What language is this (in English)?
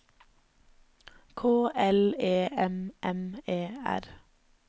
Norwegian